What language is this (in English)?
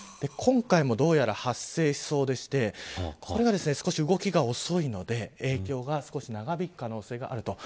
Japanese